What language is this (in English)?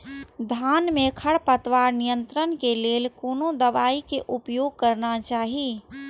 Maithili